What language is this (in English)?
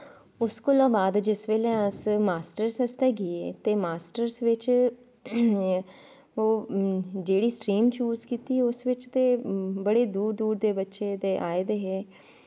Dogri